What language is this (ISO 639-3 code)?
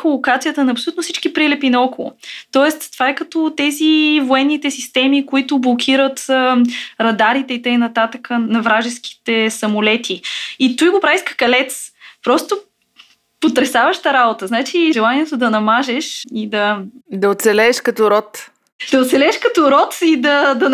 bul